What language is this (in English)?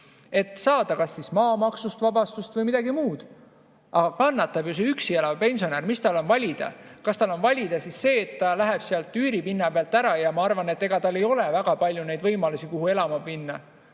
Estonian